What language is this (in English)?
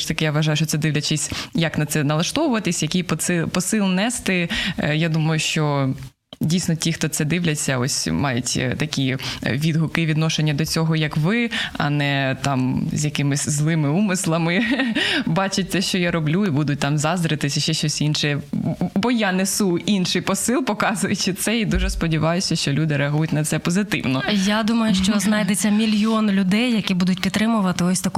Ukrainian